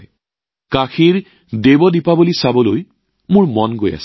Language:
Assamese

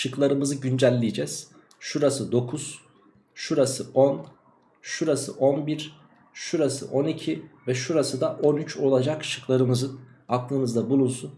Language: Turkish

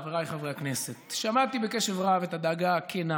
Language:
Hebrew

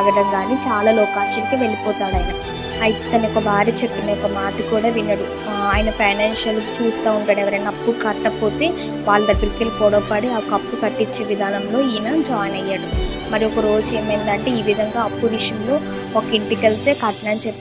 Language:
Telugu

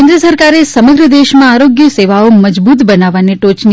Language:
Gujarati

